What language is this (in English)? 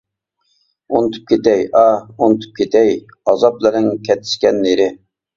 Uyghur